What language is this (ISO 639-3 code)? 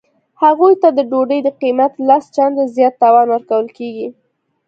pus